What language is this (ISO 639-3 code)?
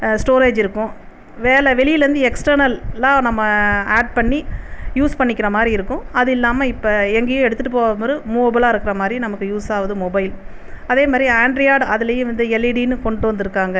tam